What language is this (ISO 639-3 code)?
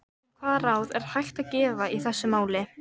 isl